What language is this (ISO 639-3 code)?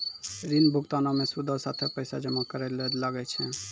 mai